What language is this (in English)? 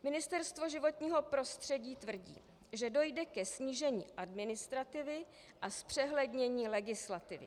Czech